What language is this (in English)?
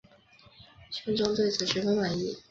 Chinese